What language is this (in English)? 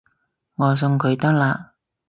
Cantonese